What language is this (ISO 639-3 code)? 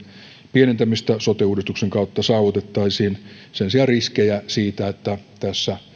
fin